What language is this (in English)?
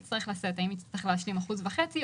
Hebrew